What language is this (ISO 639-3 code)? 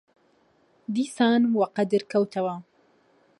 ckb